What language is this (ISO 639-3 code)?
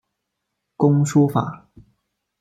zho